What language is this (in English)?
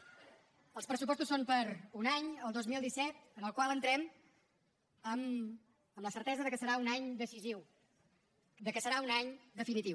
Catalan